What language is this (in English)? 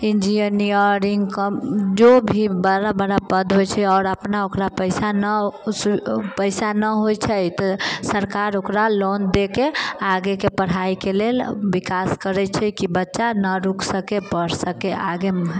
Maithili